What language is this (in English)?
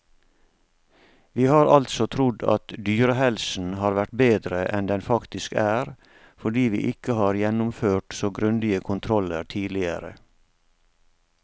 Norwegian